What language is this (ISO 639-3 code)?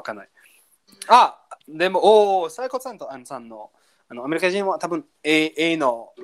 jpn